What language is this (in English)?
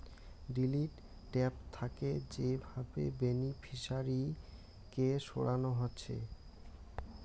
Bangla